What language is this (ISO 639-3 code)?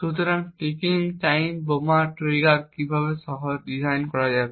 ben